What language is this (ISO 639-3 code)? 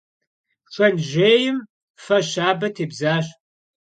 kbd